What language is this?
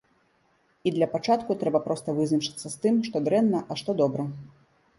Belarusian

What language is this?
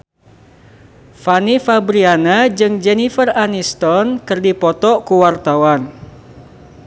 Sundanese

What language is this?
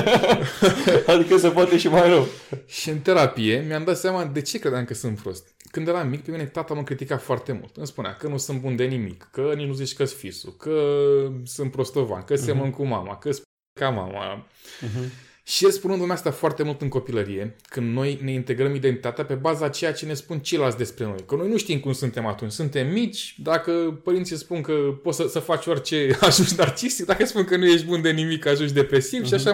Romanian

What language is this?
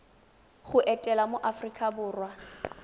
Tswana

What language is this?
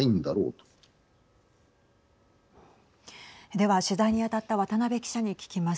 Japanese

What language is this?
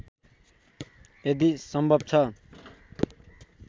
Nepali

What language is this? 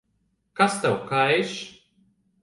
Latvian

